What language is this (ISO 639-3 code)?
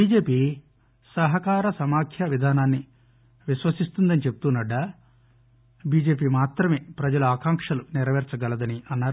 tel